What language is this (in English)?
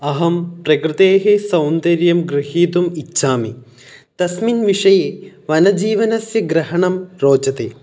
Sanskrit